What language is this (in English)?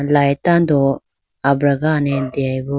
Idu-Mishmi